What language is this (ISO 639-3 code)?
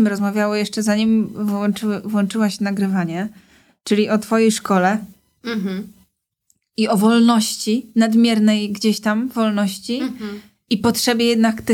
pol